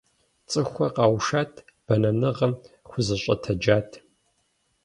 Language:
Kabardian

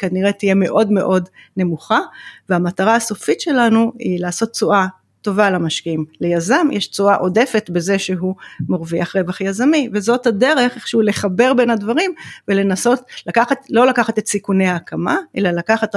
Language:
Hebrew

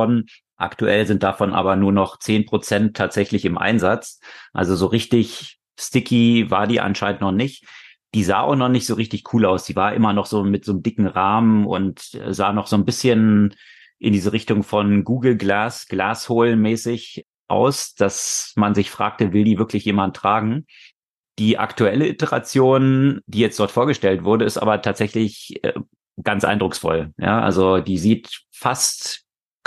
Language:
German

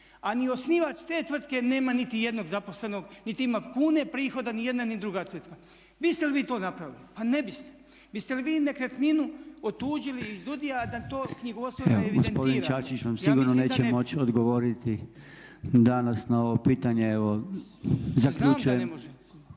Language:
Croatian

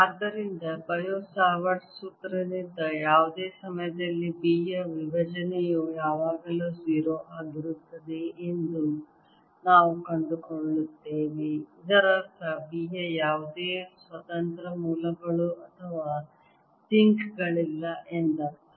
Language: Kannada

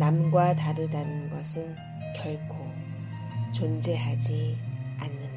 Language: Korean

